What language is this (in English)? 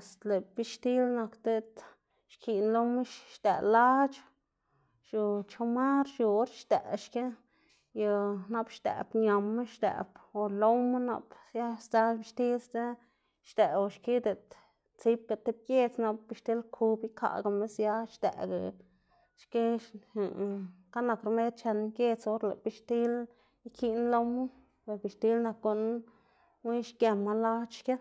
Xanaguía Zapotec